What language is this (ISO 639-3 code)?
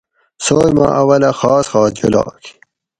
gwc